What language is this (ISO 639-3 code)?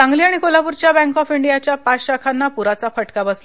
mar